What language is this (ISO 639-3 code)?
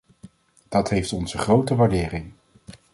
nld